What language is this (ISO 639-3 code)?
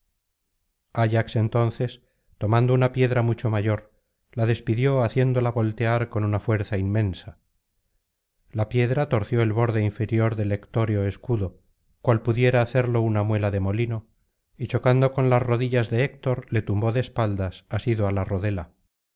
spa